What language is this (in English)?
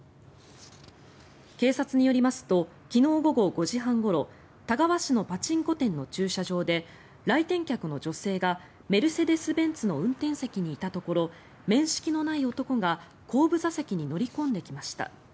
Japanese